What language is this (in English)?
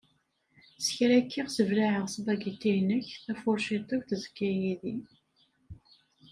Kabyle